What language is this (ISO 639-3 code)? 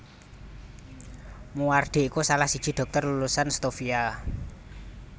jav